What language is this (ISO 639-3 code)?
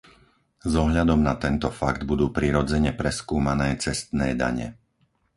slk